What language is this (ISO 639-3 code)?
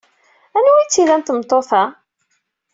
kab